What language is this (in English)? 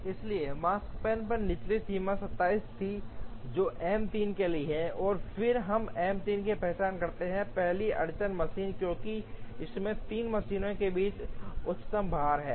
Hindi